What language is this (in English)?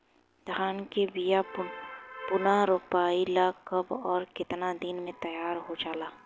Bhojpuri